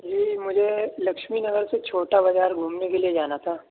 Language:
Urdu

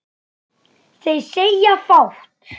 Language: Icelandic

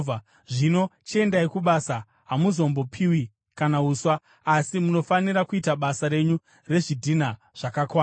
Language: Shona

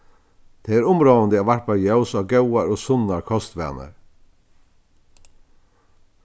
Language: Faroese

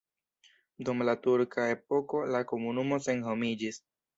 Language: Esperanto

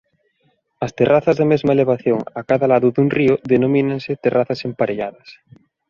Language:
Galician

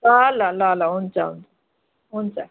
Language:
Nepali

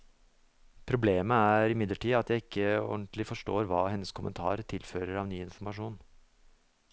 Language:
Norwegian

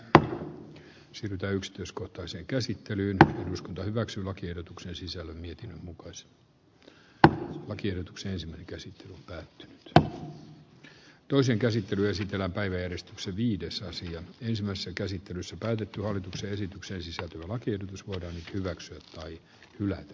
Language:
Finnish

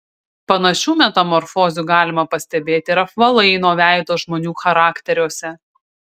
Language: Lithuanian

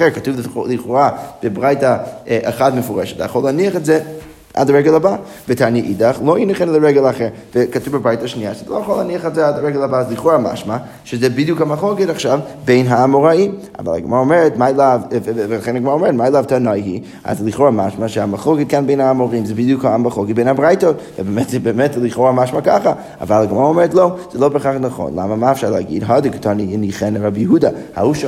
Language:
Hebrew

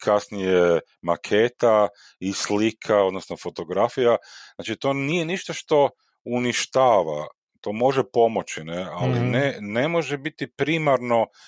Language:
Croatian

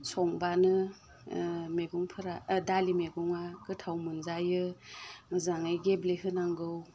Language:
Bodo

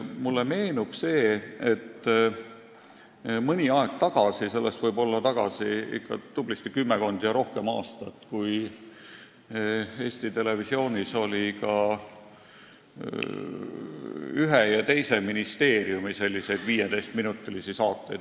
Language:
Estonian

